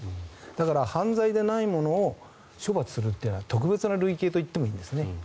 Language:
Japanese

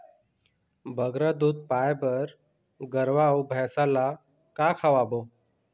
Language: Chhattisgarhi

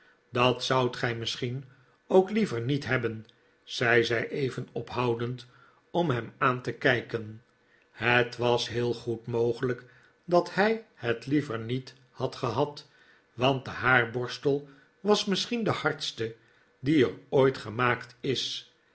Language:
Dutch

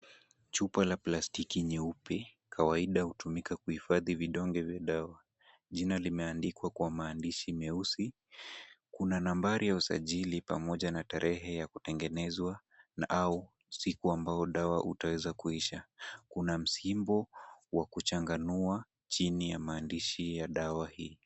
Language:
Swahili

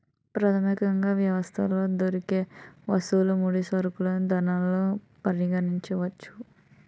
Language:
Telugu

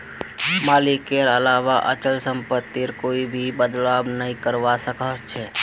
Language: Magahi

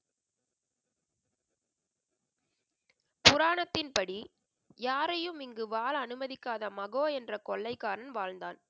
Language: Tamil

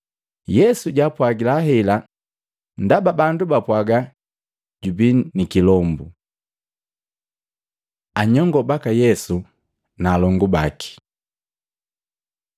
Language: Matengo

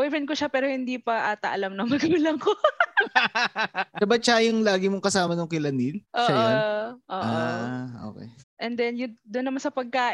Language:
Filipino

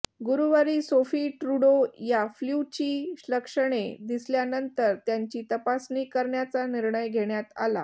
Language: Marathi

